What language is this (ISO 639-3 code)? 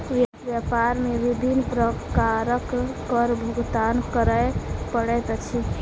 mai